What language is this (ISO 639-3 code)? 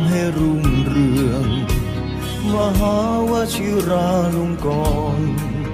tha